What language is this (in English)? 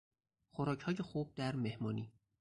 Persian